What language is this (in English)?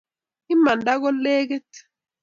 Kalenjin